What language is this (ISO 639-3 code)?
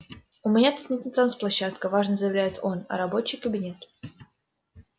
rus